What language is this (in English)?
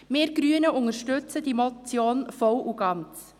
Swiss German